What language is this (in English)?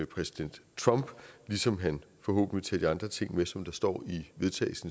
Danish